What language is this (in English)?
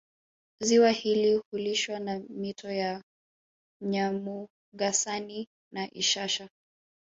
Swahili